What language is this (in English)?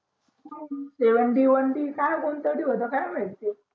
Marathi